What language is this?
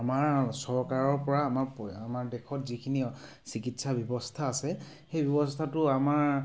Assamese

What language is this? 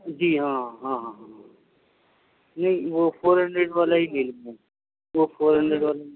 Urdu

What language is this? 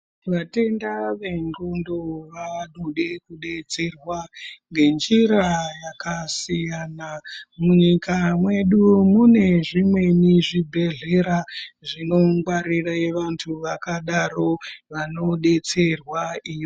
Ndau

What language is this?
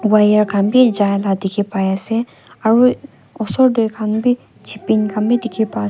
Naga Pidgin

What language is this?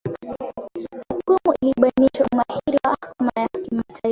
Swahili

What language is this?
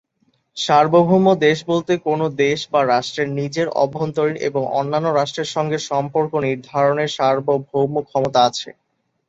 Bangla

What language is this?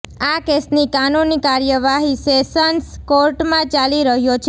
Gujarati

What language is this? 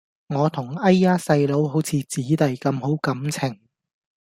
Cantonese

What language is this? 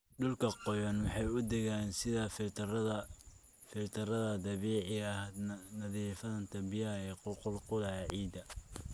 Somali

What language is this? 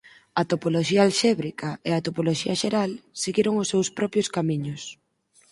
Galician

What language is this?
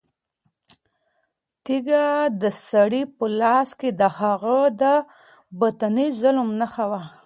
Pashto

